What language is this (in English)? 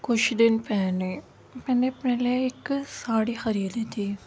Urdu